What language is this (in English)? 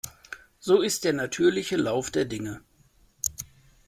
German